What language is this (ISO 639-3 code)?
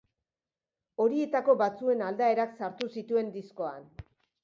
eus